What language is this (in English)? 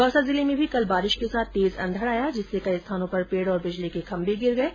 Hindi